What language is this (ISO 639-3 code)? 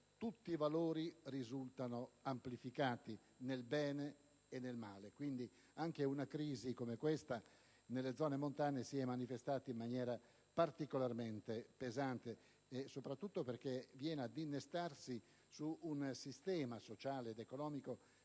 ita